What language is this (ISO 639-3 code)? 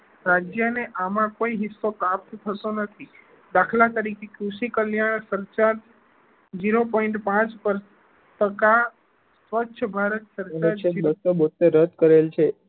guj